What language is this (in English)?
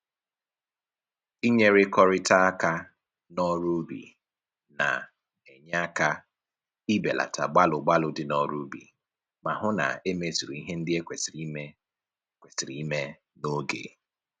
Igbo